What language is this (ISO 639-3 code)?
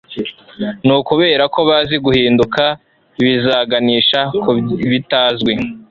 kin